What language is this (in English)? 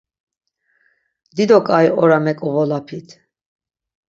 Laz